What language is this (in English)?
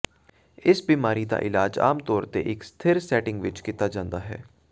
Punjabi